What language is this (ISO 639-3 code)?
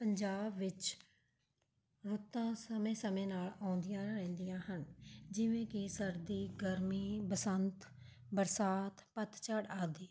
pan